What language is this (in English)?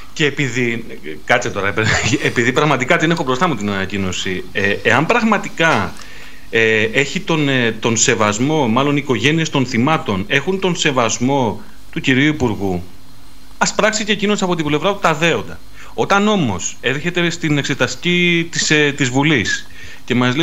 Greek